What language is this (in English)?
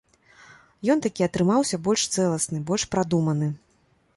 Belarusian